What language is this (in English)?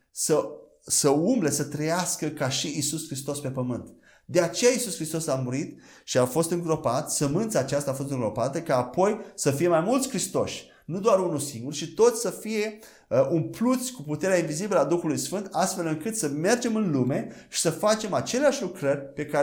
Romanian